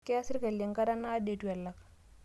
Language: Masai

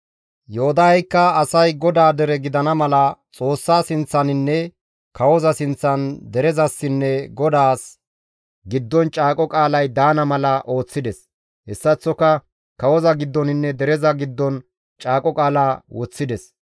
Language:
Gamo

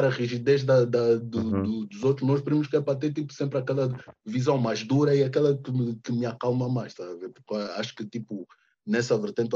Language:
Portuguese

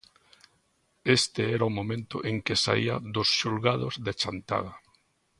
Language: Galician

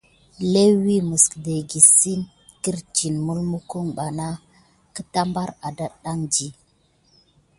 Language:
Gidar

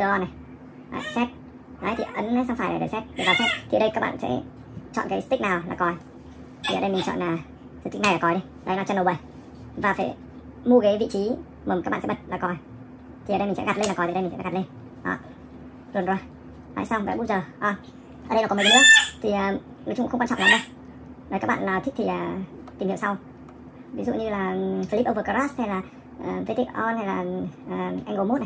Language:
Vietnamese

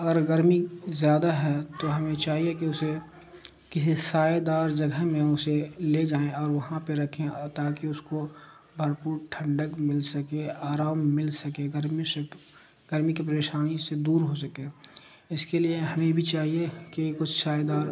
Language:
Urdu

